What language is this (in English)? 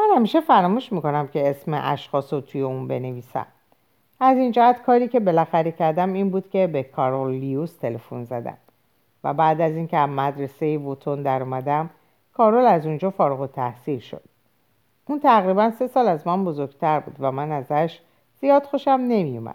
Persian